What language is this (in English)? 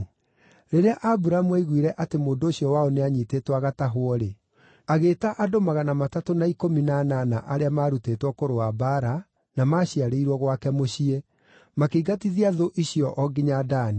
Kikuyu